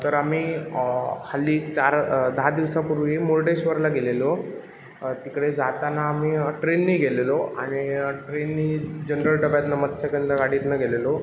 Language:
Marathi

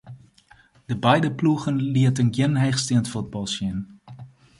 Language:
Western Frisian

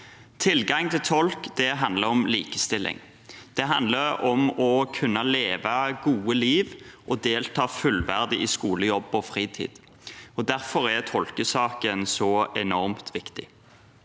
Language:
Norwegian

